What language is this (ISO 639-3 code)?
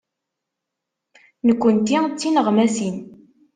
kab